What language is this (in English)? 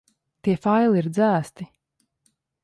Latvian